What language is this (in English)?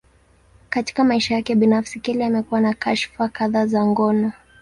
Swahili